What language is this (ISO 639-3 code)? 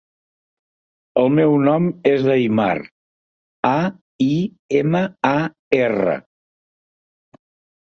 cat